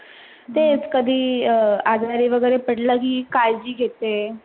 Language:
Marathi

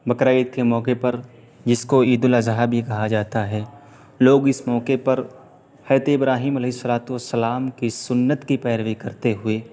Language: Urdu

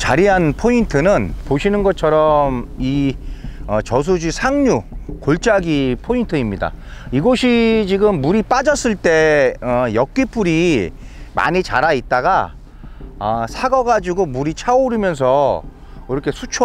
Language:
Korean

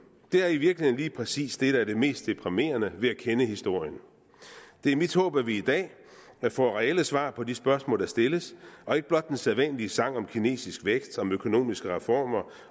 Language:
Danish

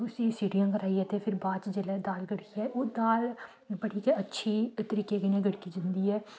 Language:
Dogri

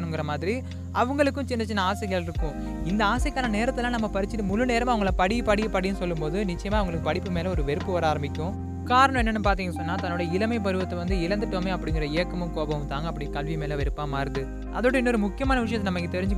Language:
Tamil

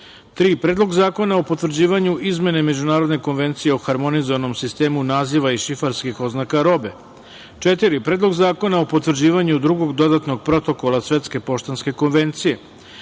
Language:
Serbian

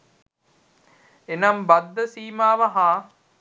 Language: Sinhala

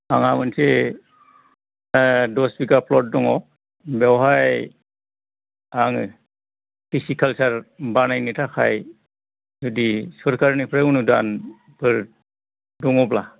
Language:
Bodo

